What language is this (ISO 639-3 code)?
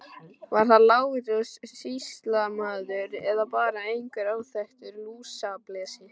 isl